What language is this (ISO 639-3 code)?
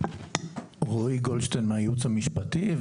heb